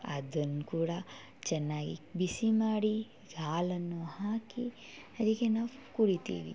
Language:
Kannada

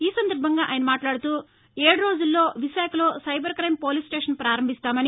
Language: Telugu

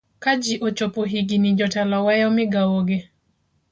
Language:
Luo (Kenya and Tanzania)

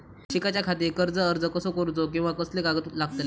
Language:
Marathi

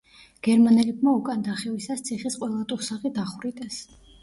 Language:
Georgian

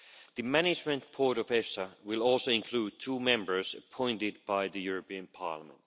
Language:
English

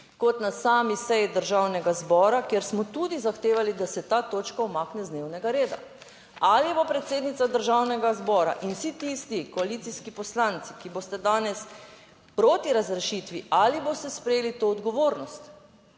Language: Slovenian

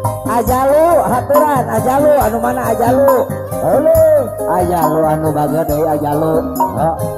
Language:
Indonesian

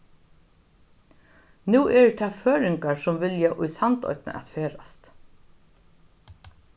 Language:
Faroese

